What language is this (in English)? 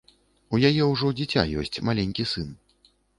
Belarusian